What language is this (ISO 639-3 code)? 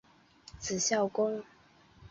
zho